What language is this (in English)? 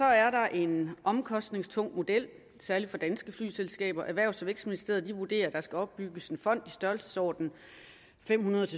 Danish